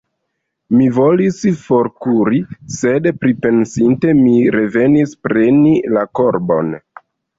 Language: Esperanto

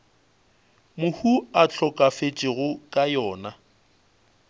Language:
Northern Sotho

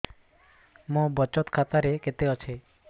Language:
Odia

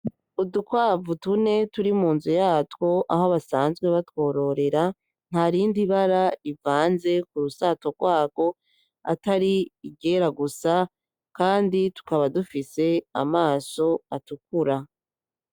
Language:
Rundi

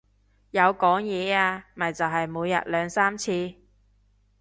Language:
Cantonese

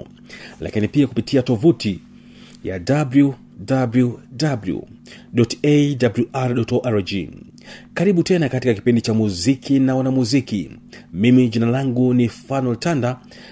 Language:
Swahili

